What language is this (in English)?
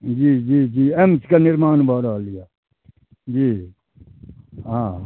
Maithili